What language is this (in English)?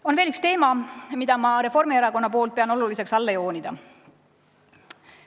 Estonian